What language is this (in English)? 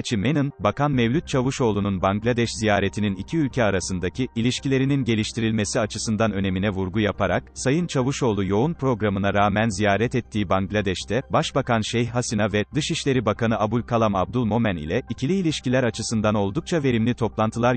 Turkish